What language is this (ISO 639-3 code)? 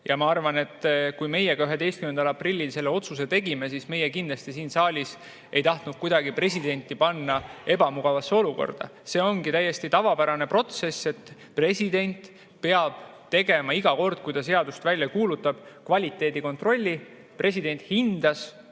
est